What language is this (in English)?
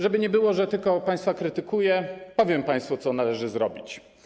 Polish